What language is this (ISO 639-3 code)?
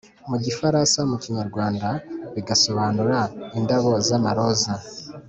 kin